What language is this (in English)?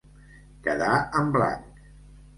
Catalan